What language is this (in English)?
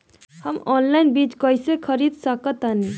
Bhojpuri